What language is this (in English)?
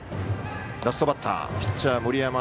Japanese